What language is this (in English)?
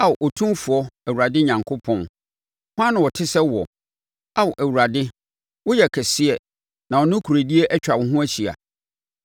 Akan